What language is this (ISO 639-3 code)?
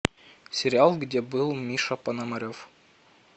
rus